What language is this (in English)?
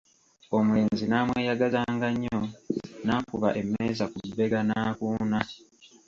Ganda